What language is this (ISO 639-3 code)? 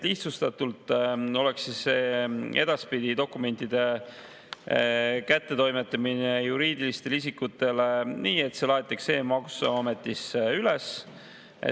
est